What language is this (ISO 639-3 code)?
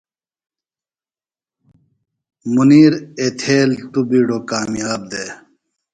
phl